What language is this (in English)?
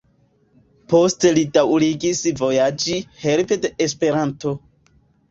Esperanto